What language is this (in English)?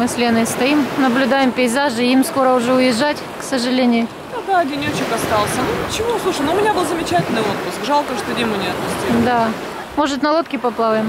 Russian